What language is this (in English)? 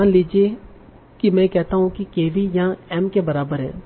Hindi